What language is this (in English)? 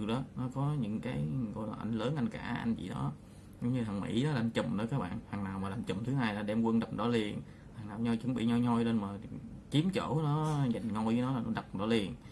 Vietnamese